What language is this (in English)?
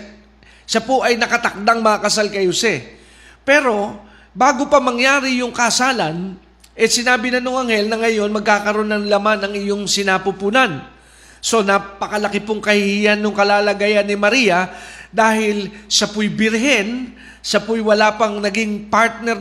Filipino